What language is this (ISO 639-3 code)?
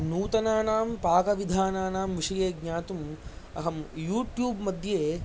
san